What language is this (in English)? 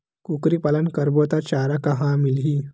Chhattisgarhi